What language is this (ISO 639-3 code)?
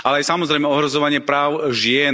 slk